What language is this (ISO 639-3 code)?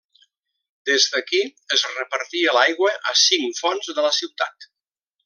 cat